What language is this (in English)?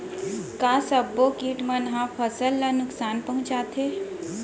Chhattisgarhi